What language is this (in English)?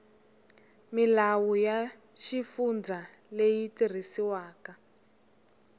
Tsonga